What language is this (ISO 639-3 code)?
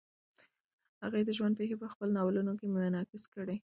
pus